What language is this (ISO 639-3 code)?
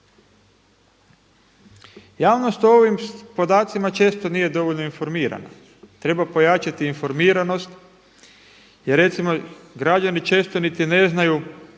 hrv